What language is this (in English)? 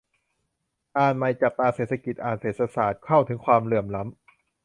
Thai